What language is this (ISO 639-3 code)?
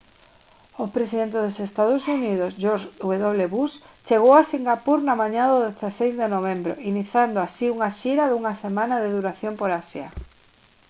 glg